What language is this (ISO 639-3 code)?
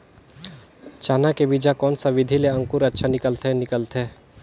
hne